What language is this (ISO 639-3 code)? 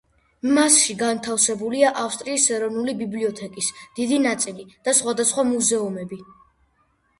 kat